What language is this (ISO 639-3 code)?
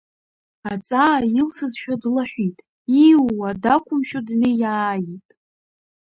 abk